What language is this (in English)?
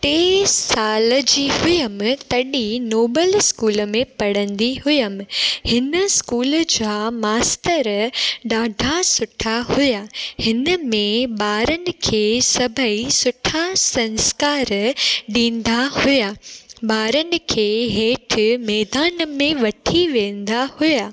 Sindhi